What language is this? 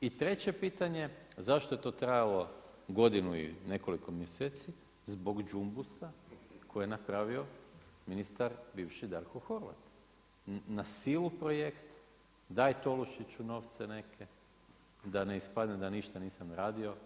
Croatian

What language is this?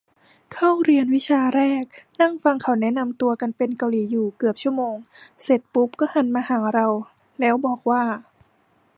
Thai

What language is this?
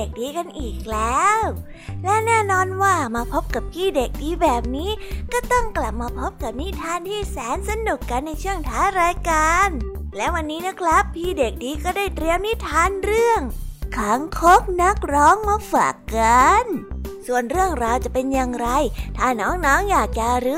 Thai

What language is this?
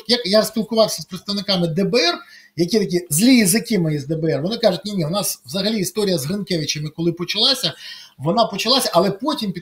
Ukrainian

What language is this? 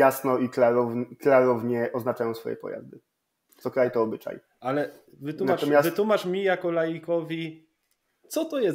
Polish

